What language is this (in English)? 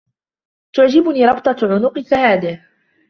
Arabic